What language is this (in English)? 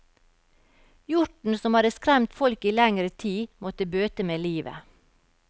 Norwegian